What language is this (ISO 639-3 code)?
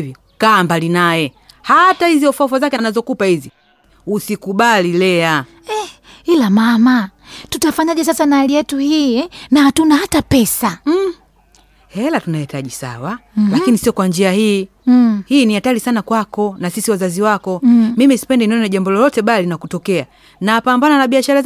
swa